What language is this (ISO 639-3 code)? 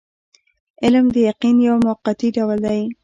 pus